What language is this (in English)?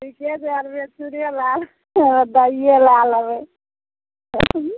Maithili